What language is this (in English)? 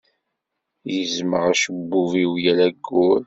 Kabyle